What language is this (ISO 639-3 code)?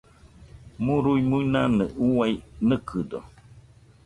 hux